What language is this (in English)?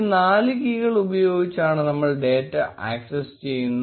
Malayalam